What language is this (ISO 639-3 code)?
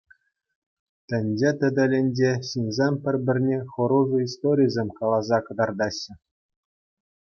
chv